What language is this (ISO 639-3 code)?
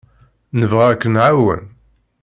kab